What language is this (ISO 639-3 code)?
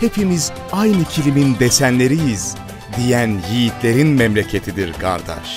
tur